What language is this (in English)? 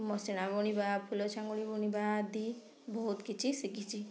Odia